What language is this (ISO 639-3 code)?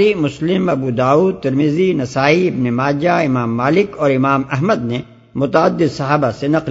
urd